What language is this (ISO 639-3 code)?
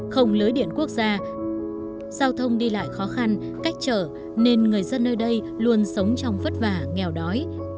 vie